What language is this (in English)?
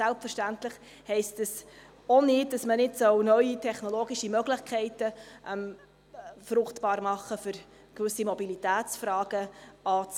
Swiss German